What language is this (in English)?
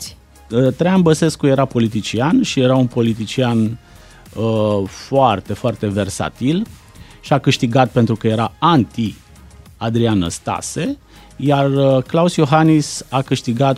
Romanian